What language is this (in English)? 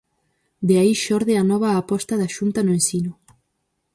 Galician